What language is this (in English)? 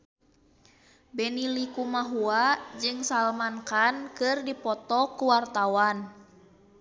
Sundanese